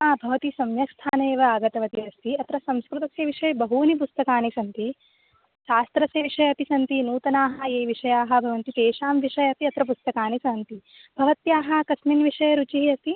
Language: Sanskrit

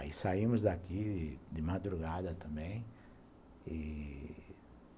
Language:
Portuguese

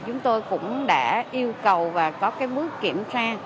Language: Vietnamese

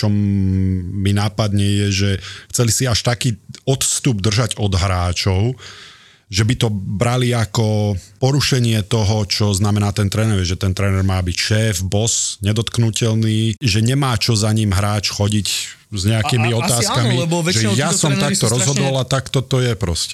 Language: Slovak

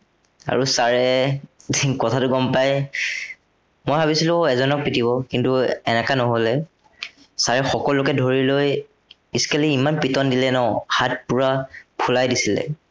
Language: Assamese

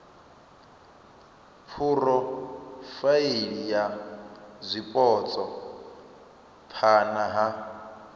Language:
Venda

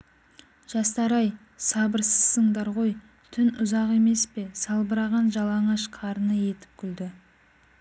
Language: Kazakh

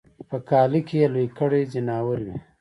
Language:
Pashto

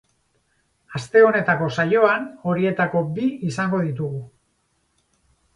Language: Basque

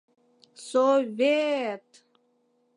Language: Mari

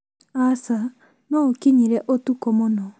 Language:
Kikuyu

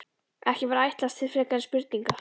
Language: Icelandic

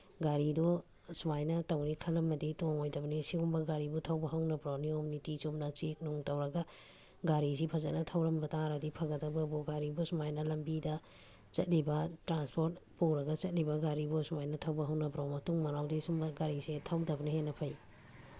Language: Manipuri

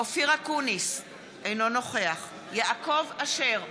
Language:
Hebrew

